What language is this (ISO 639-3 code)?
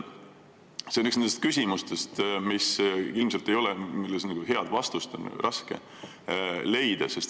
est